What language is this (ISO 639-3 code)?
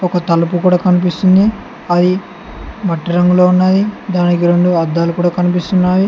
tel